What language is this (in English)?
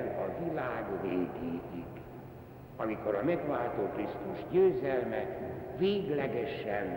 Hungarian